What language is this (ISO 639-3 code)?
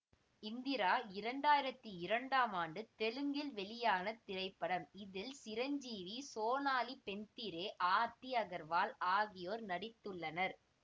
tam